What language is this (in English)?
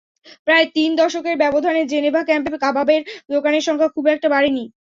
Bangla